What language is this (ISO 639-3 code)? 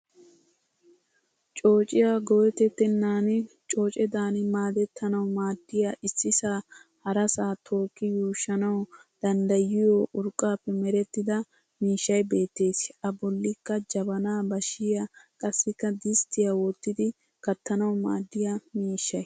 wal